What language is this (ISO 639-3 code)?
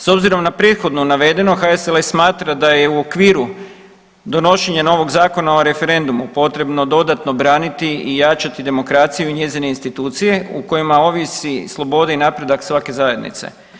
hrv